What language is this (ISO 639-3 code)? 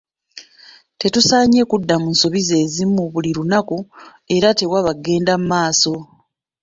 lug